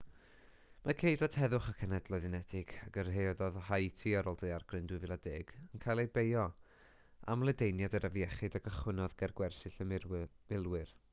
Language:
Welsh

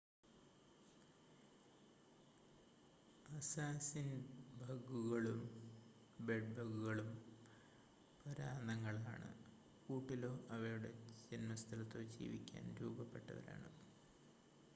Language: Malayalam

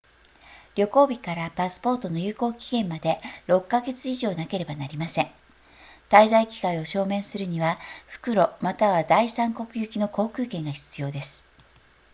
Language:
Japanese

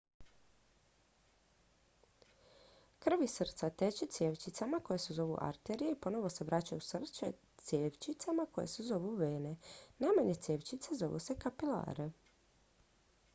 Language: Croatian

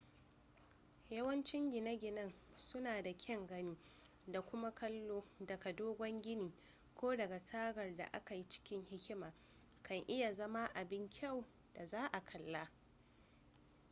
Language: Hausa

